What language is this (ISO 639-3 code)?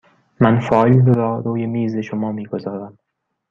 fas